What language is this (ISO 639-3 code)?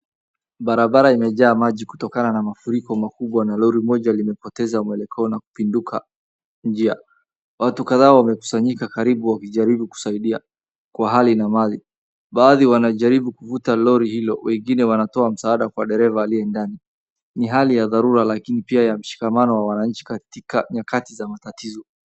swa